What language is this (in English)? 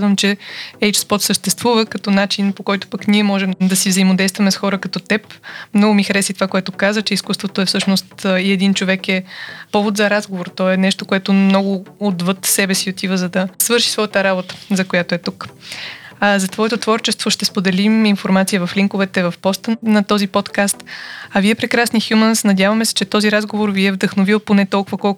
Bulgarian